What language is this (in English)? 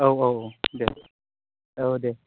Bodo